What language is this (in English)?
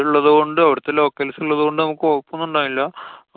Malayalam